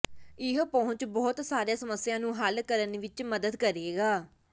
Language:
Punjabi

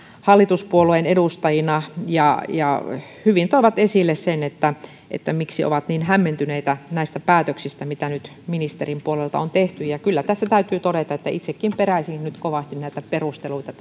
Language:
Finnish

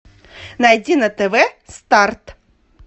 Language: Russian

